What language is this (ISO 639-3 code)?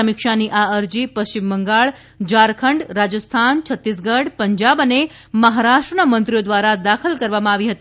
guj